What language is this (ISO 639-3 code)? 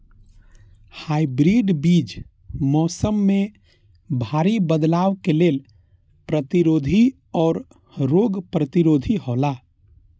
mai